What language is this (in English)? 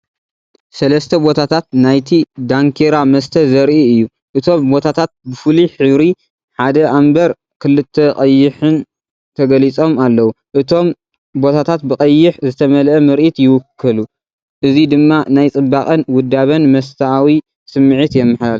Tigrinya